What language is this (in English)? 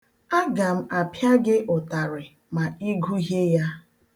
Igbo